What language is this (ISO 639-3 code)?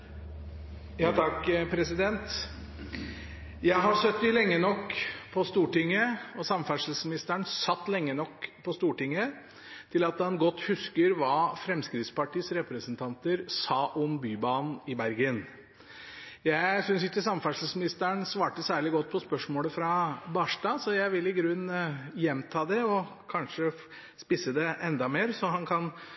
nob